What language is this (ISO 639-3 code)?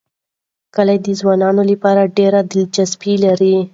pus